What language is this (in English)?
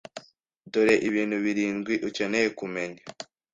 Kinyarwanda